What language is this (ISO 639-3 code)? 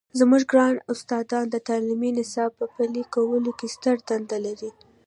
pus